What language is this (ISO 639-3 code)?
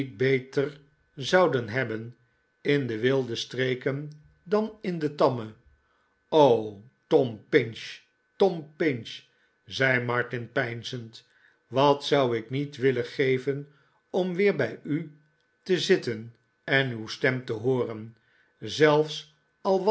nld